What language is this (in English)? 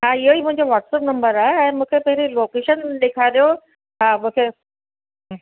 Sindhi